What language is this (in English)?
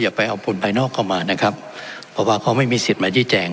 Thai